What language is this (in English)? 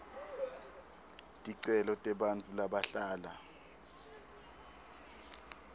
Swati